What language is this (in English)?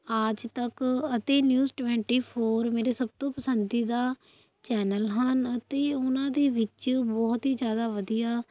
Punjabi